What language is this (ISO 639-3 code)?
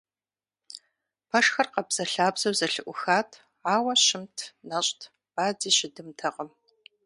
kbd